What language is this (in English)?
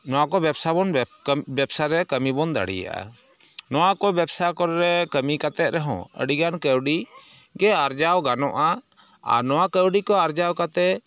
Santali